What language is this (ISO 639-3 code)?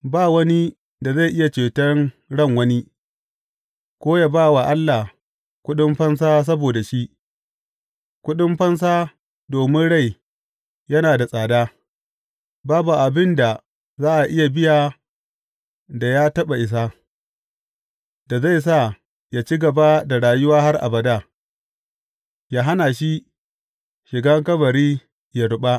hau